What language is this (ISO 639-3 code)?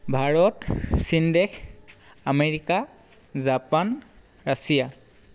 asm